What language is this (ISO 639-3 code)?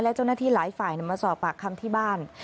tha